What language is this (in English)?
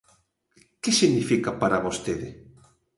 Galician